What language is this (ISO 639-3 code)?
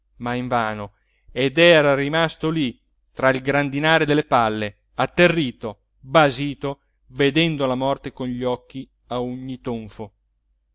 ita